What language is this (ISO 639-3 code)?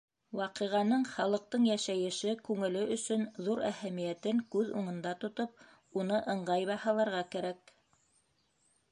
bak